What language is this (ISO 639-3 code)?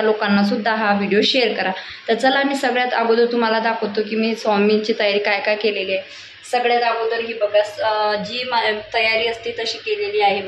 hin